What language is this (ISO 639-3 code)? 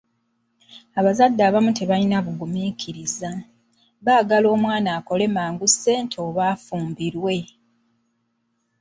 lug